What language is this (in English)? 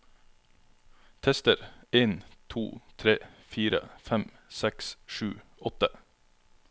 Norwegian